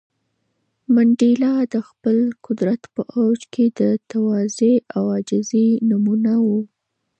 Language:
Pashto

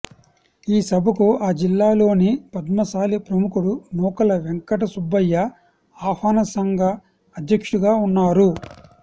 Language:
Telugu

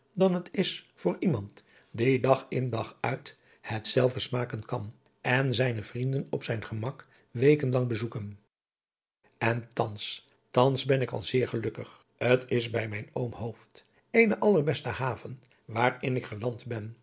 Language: Dutch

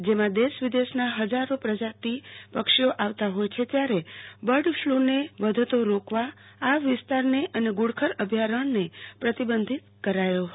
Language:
Gujarati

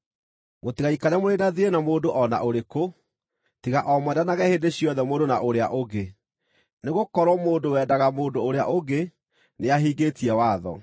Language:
Kikuyu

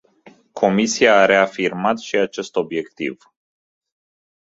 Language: Romanian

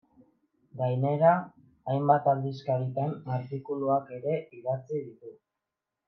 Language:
Basque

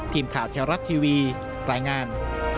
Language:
Thai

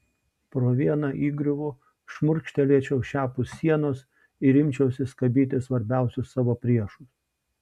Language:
Lithuanian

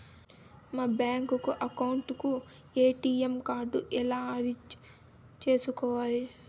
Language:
Telugu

